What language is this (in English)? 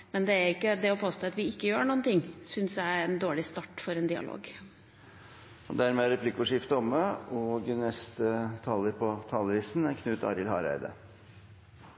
Norwegian